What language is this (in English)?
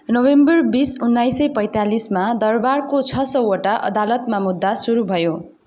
Nepali